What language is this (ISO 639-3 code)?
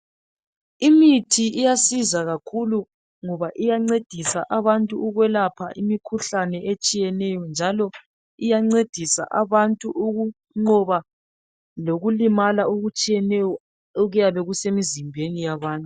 nde